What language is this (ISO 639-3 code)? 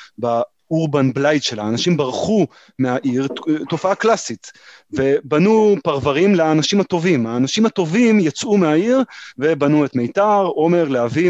heb